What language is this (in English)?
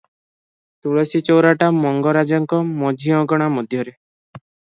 Odia